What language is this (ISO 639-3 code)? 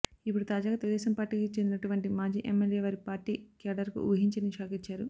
tel